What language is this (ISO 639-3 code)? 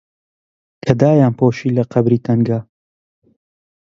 ckb